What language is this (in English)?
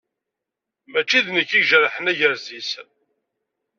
Kabyle